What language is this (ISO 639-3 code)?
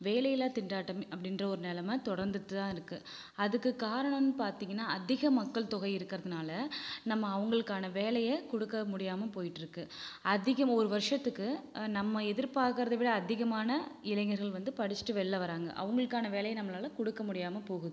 tam